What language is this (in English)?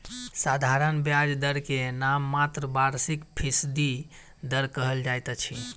Maithili